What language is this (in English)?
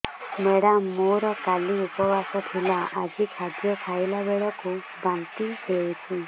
Odia